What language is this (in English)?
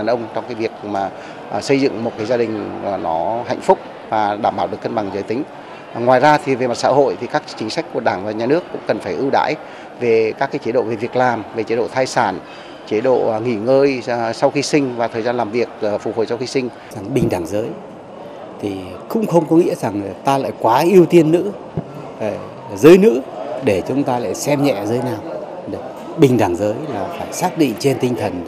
Vietnamese